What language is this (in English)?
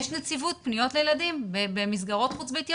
Hebrew